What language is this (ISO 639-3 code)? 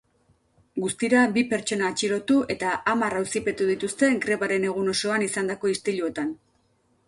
eus